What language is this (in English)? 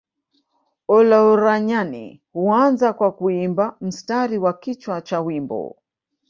Swahili